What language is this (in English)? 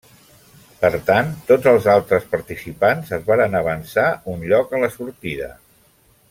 Catalan